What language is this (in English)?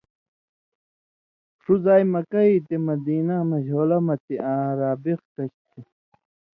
Indus Kohistani